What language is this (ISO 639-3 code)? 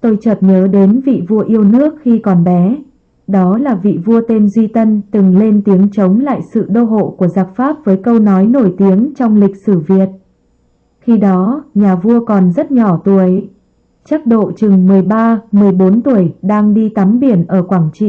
vie